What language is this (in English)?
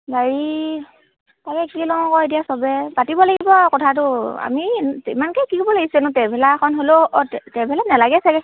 Assamese